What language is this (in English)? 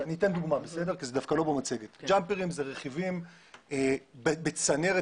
Hebrew